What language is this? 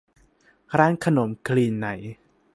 Thai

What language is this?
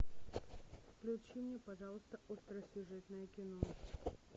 Russian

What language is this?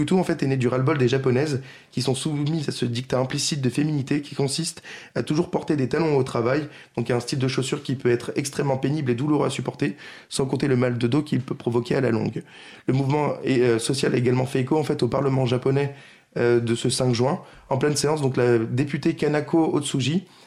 French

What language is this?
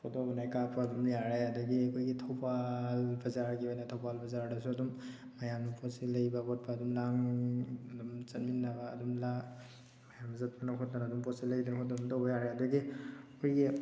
Manipuri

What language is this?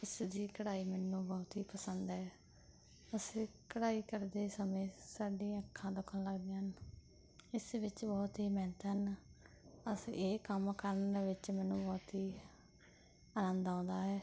Punjabi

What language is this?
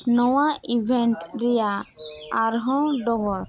Santali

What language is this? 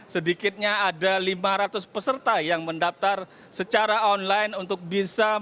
Indonesian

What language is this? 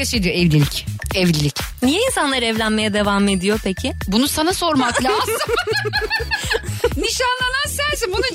Turkish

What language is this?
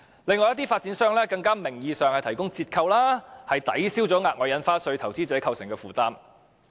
Cantonese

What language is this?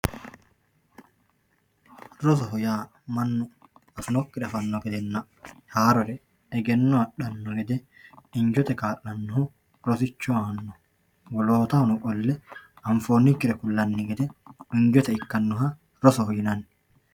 Sidamo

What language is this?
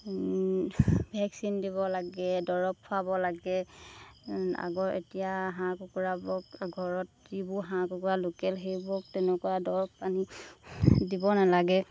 Assamese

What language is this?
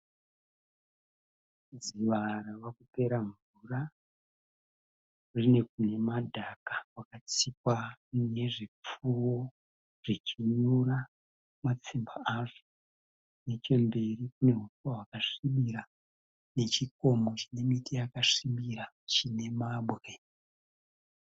Shona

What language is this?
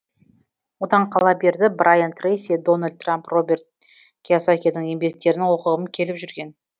Kazakh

